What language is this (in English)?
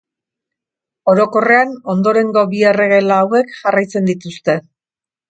Basque